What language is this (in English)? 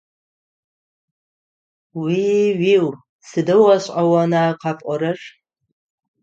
Adyghe